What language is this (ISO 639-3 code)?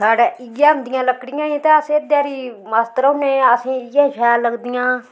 doi